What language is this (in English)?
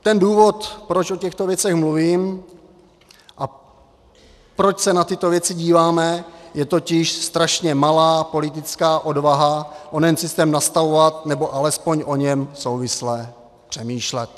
Czech